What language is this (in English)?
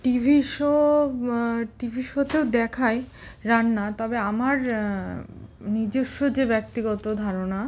Bangla